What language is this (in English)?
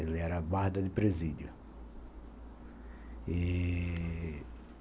Portuguese